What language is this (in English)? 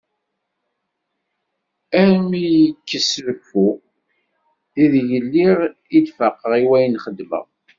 Kabyle